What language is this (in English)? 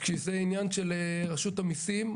Hebrew